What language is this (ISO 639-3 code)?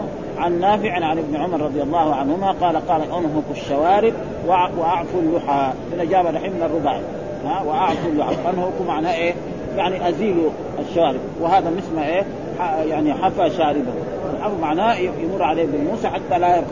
ara